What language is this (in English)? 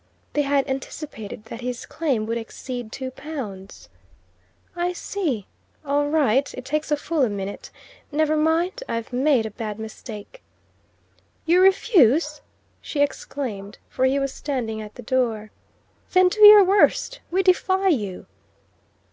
English